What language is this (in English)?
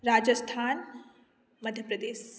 Maithili